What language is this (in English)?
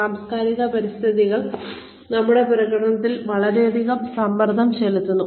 Malayalam